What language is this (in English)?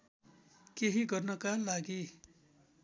Nepali